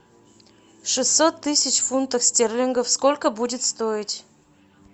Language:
Russian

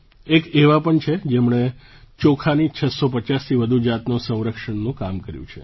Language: Gujarati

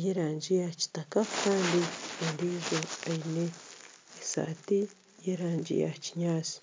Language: Nyankole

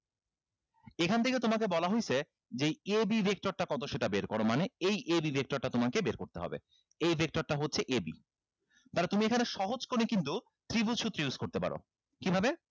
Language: Bangla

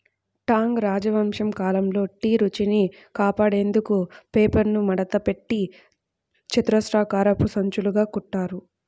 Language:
Telugu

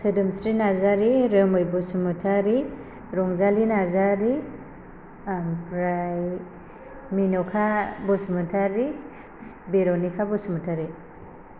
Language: Bodo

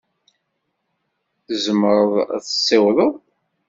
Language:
Kabyle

